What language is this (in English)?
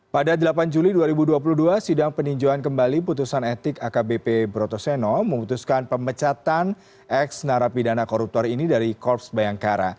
Indonesian